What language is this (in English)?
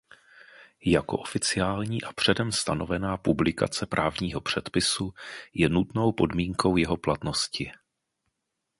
Czech